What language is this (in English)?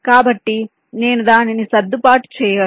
Telugu